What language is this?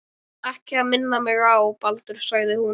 Icelandic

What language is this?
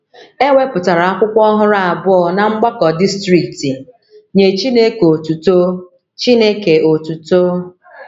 Igbo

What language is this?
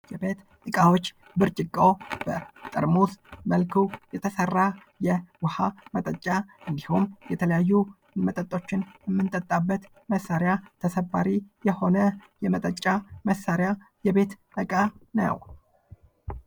Amharic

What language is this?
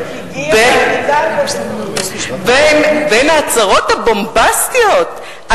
Hebrew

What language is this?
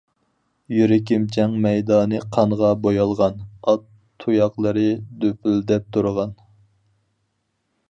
Uyghur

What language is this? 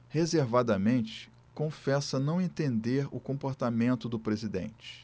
Portuguese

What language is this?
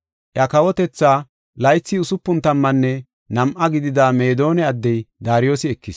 Gofa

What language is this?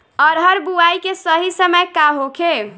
Bhojpuri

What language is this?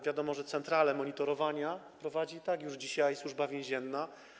Polish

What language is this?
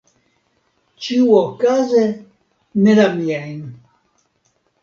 Esperanto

